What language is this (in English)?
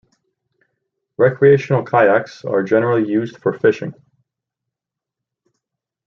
English